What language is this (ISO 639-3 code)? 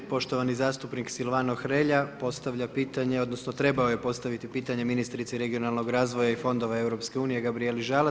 hrv